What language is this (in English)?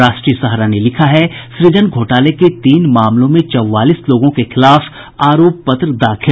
Hindi